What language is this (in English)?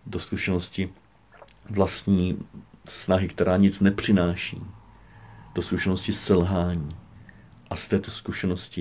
Czech